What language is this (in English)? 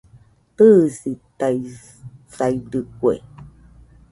Nüpode Huitoto